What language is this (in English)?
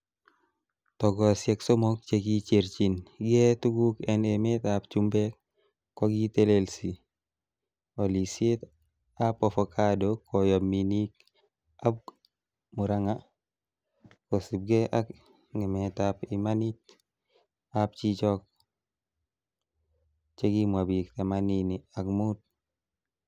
Kalenjin